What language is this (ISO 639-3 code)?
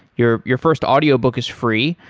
eng